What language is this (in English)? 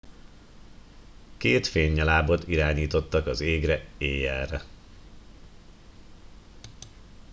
Hungarian